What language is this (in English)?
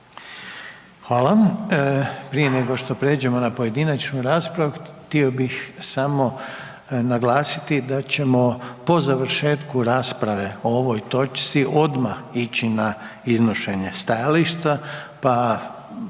Croatian